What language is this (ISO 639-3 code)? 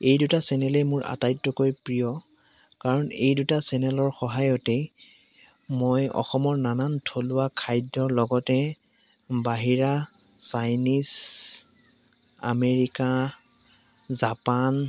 asm